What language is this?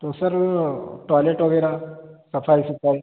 Urdu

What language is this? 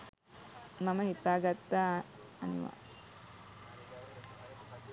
Sinhala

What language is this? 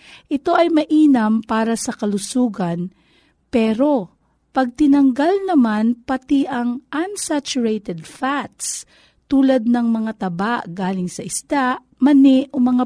Filipino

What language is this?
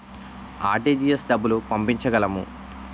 Telugu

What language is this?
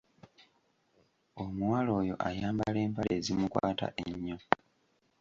Ganda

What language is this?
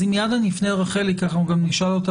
Hebrew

